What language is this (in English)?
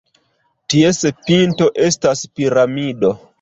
Esperanto